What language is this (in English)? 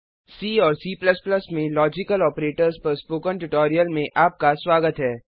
Hindi